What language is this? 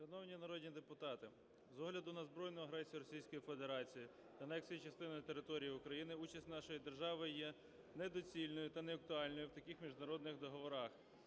Ukrainian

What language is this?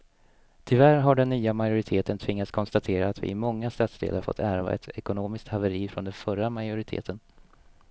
Swedish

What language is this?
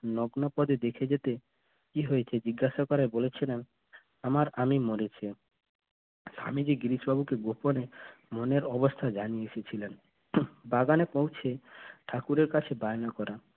Bangla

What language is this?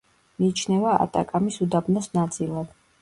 Georgian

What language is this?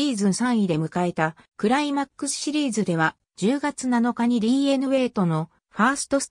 Japanese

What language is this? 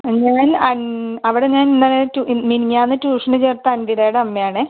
Malayalam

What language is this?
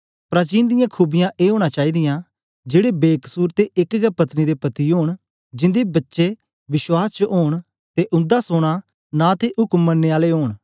Dogri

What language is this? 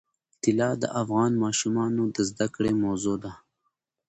Pashto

